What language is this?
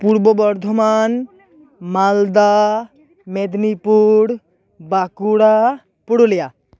Santali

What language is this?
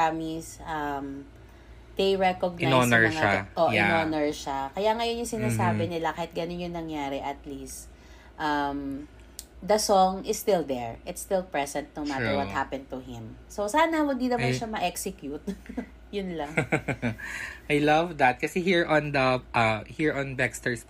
Filipino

